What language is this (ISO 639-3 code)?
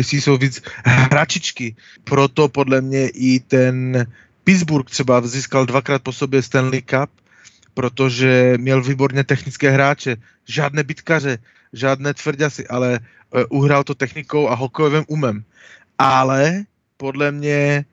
slk